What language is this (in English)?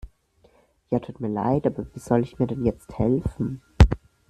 German